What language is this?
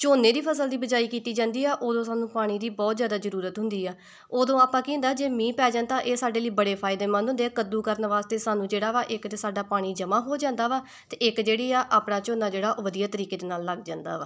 Punjabi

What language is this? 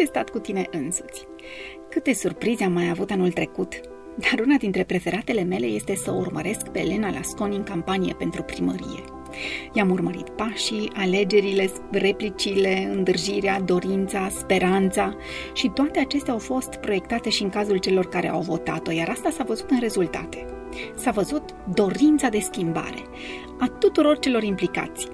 Romanian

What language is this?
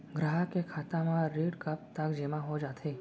Chhattisgarhi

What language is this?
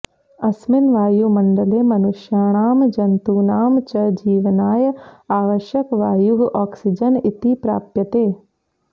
Sanskrit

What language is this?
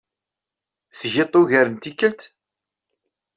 Kabyle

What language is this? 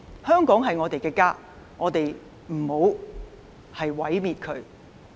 Cantonese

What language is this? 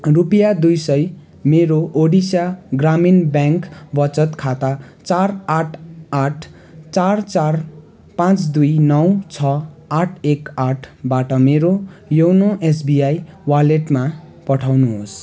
Nepali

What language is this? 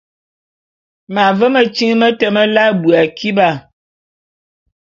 Bulu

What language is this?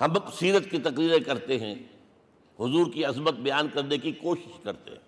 Urdu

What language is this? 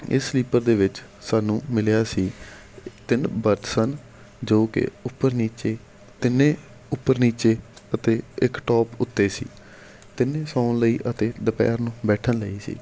Punjabi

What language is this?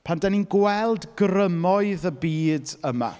Welsh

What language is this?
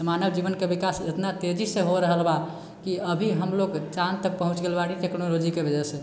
Maithili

